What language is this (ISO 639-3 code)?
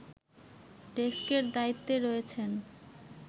ben